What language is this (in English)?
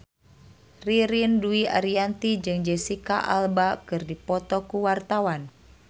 Sundanese